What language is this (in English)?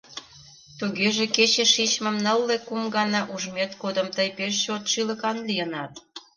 Mari